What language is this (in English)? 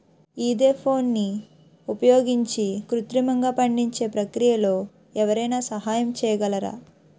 Telugu